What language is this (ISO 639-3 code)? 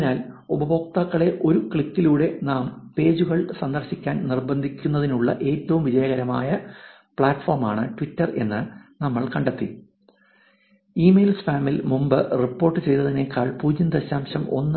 mal